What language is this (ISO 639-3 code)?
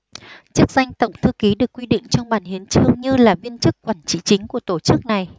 vie